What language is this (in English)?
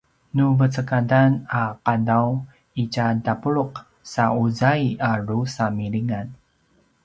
Paiwan